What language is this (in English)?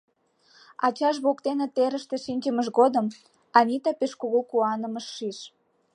Mari